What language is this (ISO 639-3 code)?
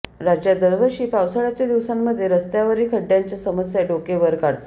mar